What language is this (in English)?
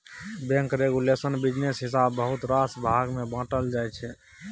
Maithili